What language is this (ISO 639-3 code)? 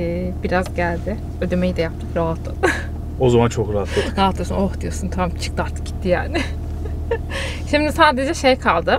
tur